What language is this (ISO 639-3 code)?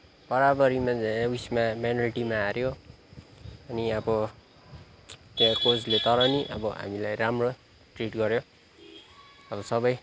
nep